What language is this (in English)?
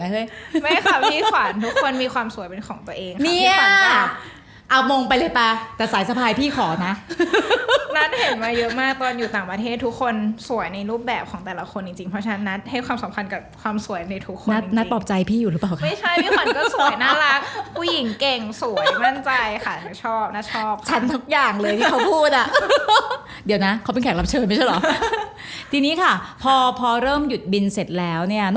Thai